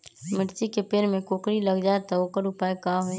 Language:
Magahi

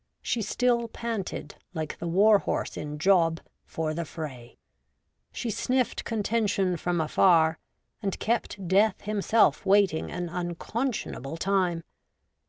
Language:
English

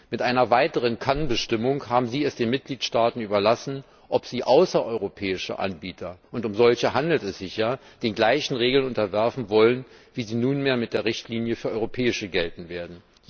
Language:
German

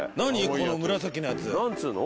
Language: Japanese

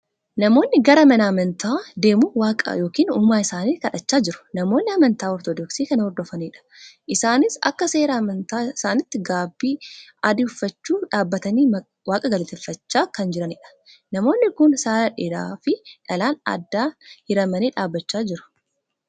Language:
Oromo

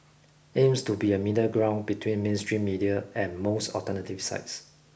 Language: English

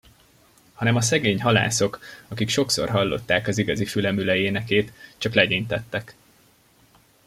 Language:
Hungarian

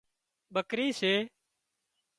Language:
Wadiyara Koli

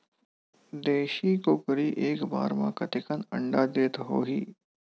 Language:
Chhattisgarhi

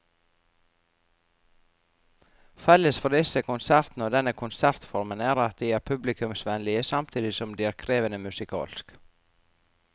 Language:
Norwegian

